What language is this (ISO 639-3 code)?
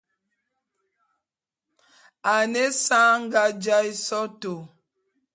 bum